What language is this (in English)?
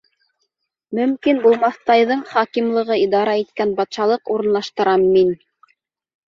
Bashkir